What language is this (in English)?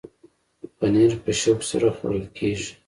Pashto